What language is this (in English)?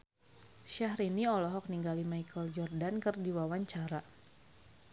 Sundanese